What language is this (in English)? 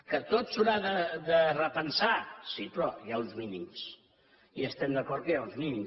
Catalan